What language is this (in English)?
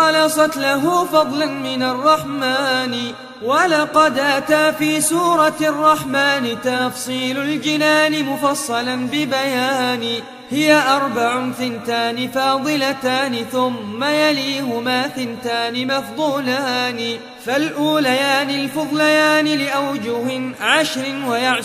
Arabic